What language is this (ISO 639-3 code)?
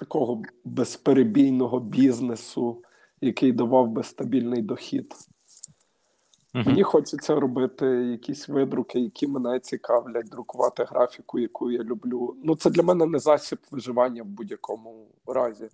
ukr